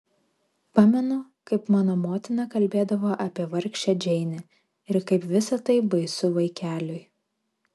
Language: Lithuanian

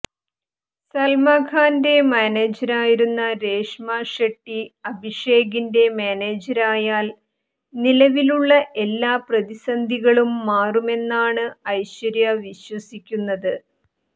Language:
Malayalam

